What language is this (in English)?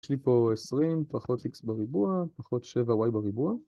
Hebrew